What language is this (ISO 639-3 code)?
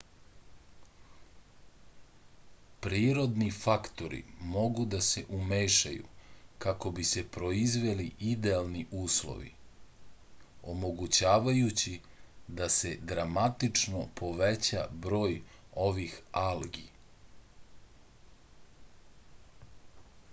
srp